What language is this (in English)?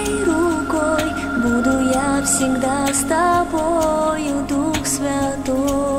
Ukrainian